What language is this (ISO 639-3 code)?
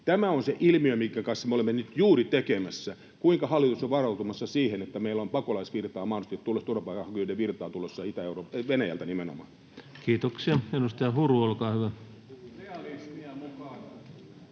fin